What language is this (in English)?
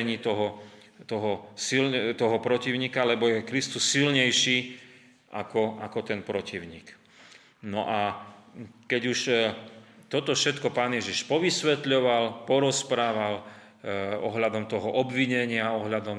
Slovak